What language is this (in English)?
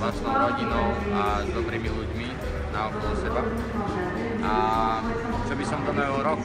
Dutch